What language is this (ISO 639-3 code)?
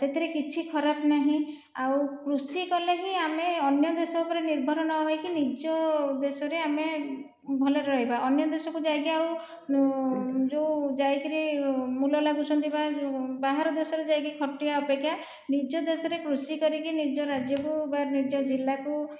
ori